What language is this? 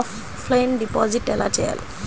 Telugu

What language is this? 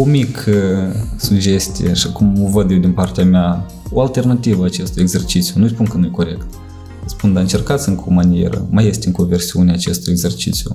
Romanian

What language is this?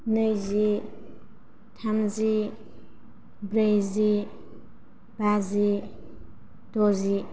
Bodo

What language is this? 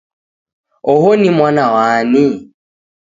Taita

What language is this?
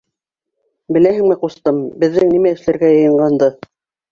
Bashkir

